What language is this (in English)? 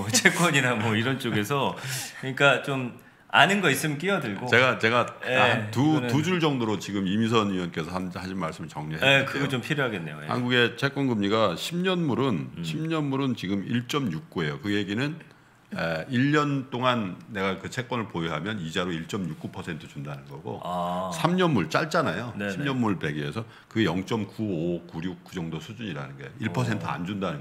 Korean